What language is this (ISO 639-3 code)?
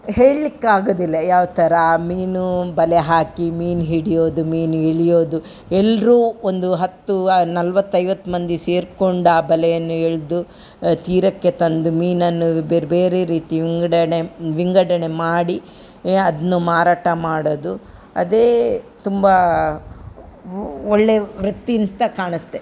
kan